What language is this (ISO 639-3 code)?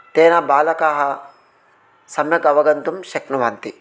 san